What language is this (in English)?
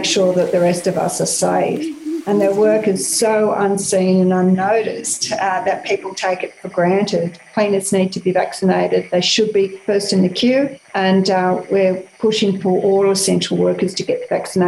Bulgarian